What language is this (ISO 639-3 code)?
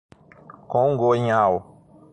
por